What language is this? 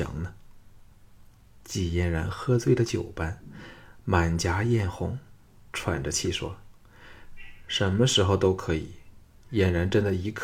Chinese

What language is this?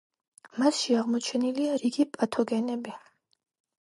Georgian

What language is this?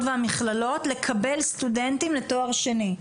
Hebrew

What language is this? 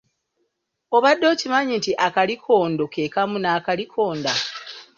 Ganda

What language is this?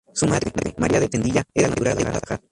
Spanish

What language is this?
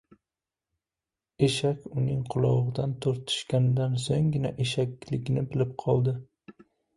Uzbek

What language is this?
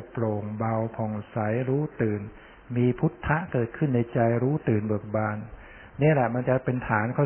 Thai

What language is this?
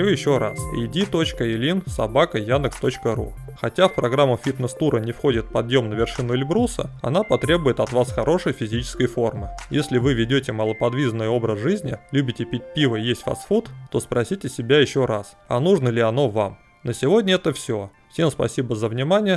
Russian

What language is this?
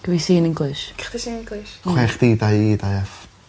Welsh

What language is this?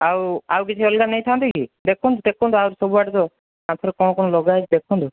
Odia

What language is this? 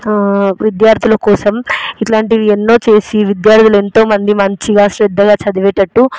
Telugu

